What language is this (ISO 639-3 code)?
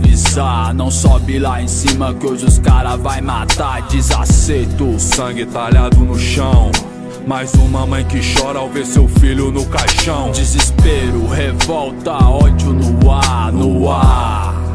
ron